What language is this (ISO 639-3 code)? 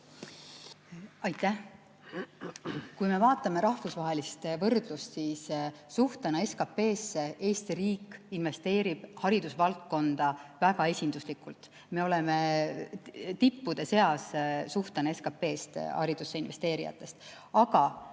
est